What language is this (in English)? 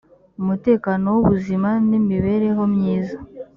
Kinyarwanda